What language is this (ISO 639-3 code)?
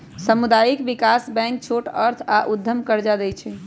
mag